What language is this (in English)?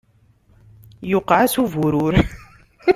Kabyle